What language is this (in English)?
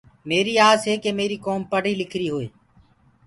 Gurgula